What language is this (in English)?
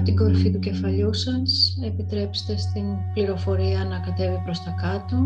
Greek